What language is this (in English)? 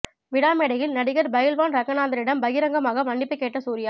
Tamil